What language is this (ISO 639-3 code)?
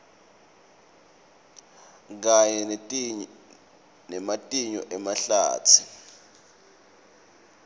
ssw